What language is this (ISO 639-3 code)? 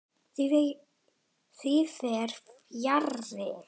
isl